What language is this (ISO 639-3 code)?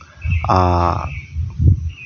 mai